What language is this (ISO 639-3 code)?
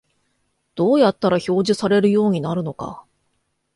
jpn